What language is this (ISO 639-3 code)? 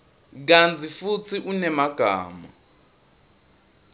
ssw